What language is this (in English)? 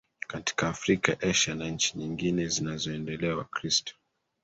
Swahili